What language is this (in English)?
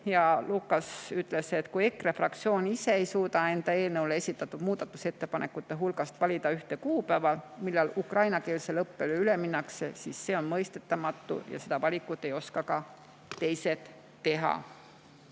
Estonian